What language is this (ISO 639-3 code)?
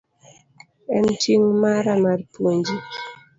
luo